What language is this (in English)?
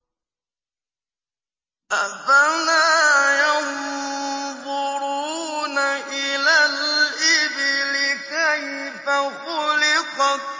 Arabic